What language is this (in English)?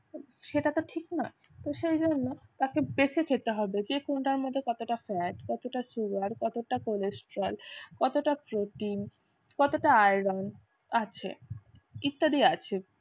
Bangla